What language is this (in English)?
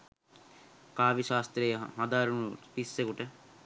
Sinhala